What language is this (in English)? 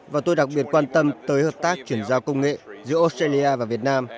Vietnamese